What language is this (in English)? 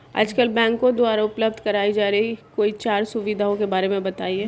Hindi